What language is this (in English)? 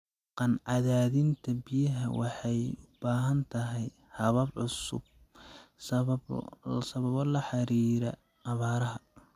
Somali